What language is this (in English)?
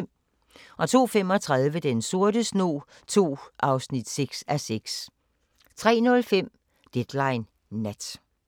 Danish